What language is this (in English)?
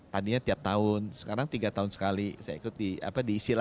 Indonesian